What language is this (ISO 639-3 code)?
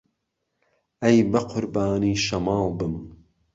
ckb